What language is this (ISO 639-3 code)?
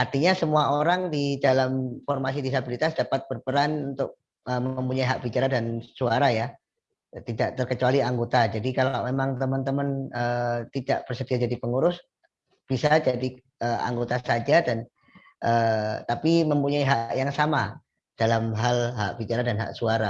ind